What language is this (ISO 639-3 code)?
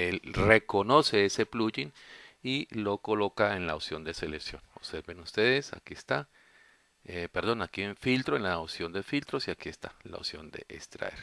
spa